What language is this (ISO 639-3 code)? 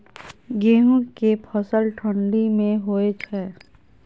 mai